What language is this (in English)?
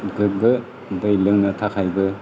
Bodo